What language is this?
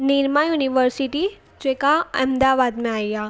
Sindhi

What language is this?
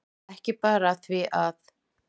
Icelandic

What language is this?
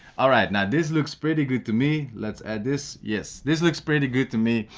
English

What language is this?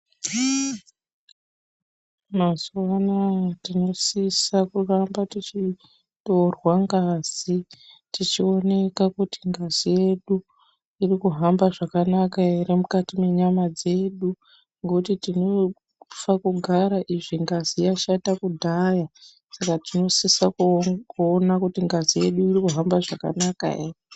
Ndau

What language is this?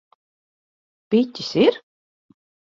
Latvian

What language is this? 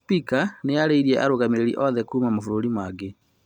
Kikuyu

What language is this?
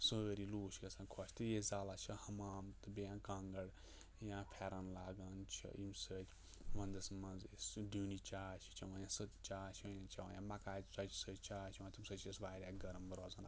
Kashmiri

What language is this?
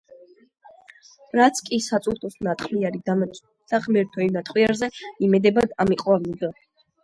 Georgian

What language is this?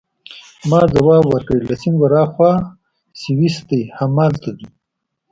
Pashto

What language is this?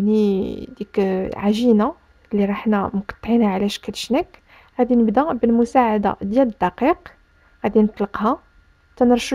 Arabic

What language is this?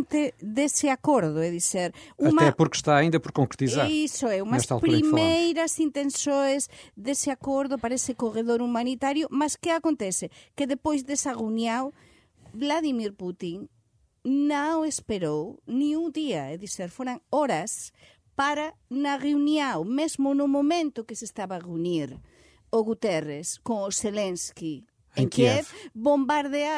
Portuguese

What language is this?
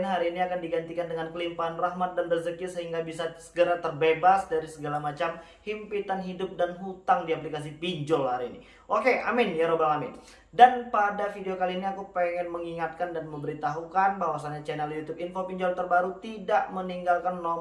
Indonesian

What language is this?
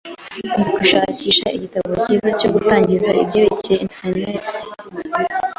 Kinyarwanda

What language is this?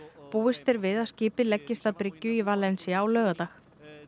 Icelandic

